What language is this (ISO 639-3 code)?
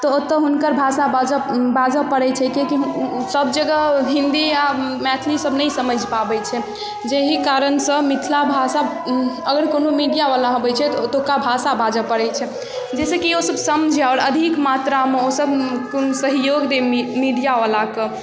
mai